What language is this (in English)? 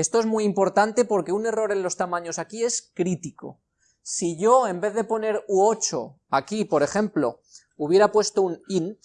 Spanish